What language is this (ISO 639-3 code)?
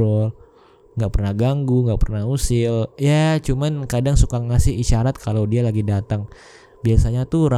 ind